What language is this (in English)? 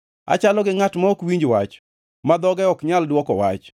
Luo (Kenya and Tanzania)